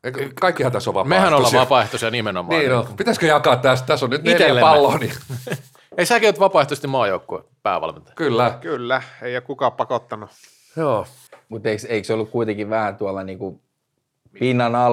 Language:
Finnish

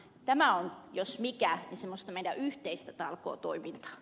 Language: Finnish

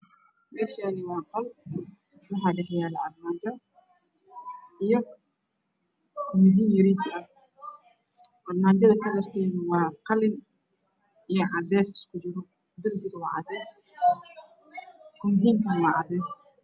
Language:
Somali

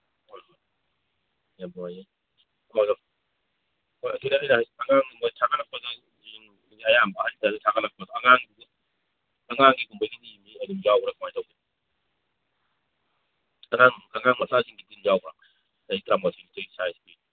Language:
Manipuri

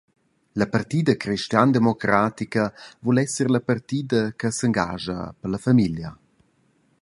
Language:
Romansh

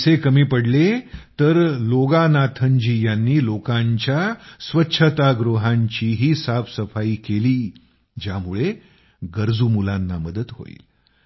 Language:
Marathi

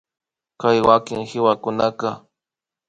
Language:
Imbabura Highland Quichua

